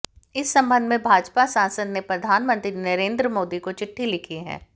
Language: Hindi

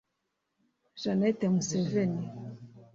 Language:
Kinyarwanda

